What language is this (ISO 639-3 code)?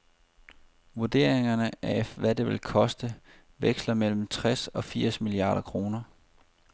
dan